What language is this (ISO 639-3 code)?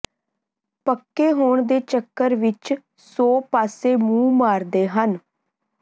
pan